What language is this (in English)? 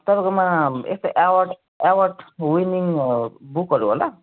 Nepali